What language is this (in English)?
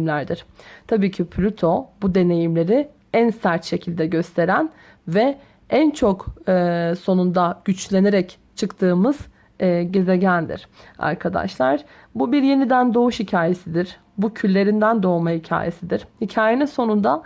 Turkish